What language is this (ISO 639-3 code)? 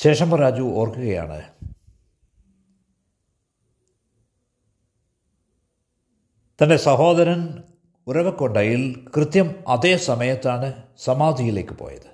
mal